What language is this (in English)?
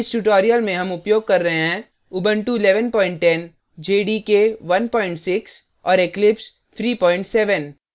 Hindi